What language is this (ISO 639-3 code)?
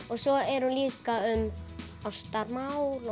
isl